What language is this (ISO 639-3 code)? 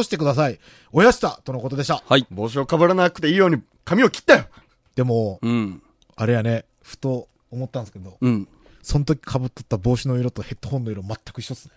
jpn